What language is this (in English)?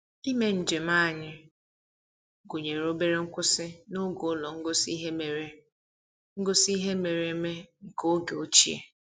Igbo